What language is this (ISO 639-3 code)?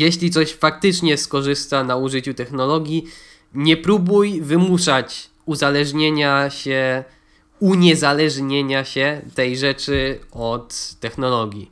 pol